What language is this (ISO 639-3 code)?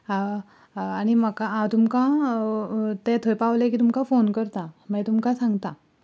kok